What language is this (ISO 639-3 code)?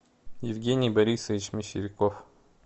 rus